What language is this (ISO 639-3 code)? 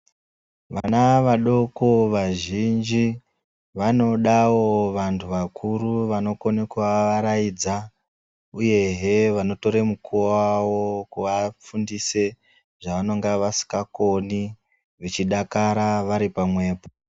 ndc